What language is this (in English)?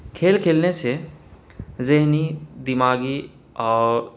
Urdu